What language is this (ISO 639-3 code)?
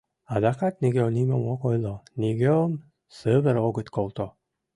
chm